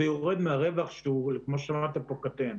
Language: Hebrew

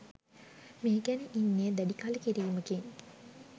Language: Sinhala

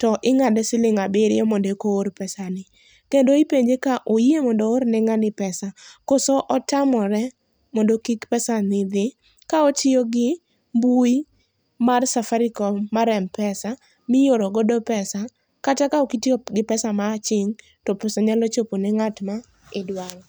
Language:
Luo (Kenya and Tanzania)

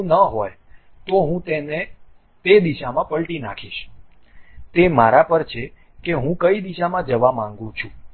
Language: Gujarati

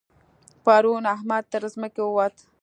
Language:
Pashto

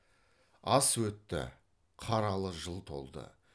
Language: Kazakh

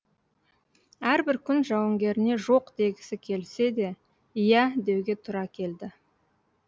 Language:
Kazakh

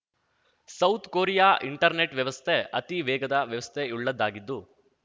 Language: Kannada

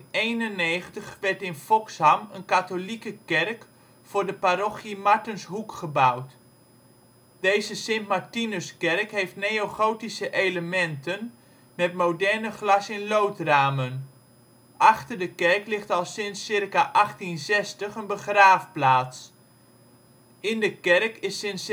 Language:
Dutch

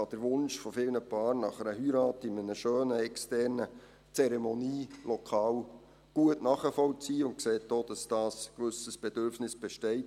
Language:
Swiss German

